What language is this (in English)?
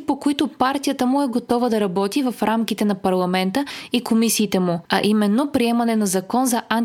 Bulgarian